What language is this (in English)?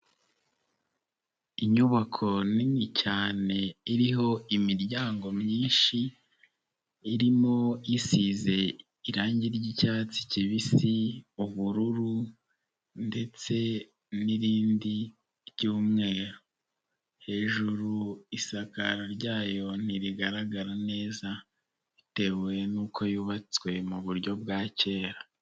Kinyarwanda